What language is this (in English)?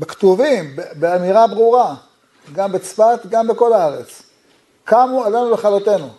Hebrew